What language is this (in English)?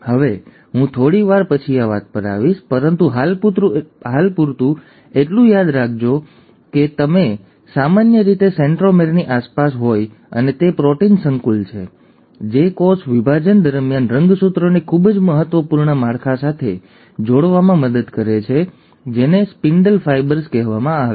Gujarati